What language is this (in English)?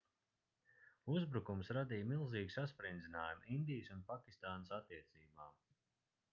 Latvian